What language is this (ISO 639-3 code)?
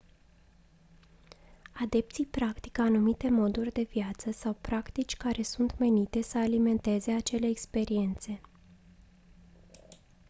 ron